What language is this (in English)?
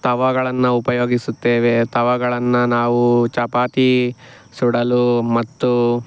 Kannada